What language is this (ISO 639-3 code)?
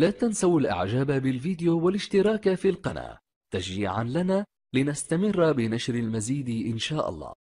ara